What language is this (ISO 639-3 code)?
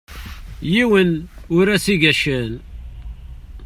kab